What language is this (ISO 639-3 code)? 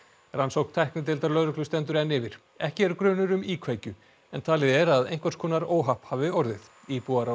isl